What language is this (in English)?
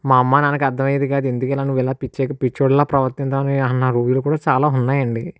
Telugu